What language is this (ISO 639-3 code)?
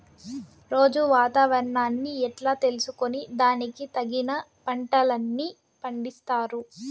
tel